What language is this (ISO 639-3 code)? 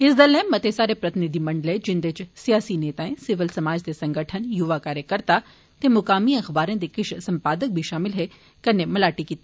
doi